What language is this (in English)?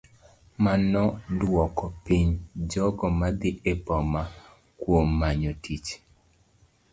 Luo (Kenya and Tanzania)